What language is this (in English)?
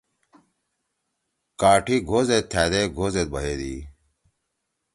Torwali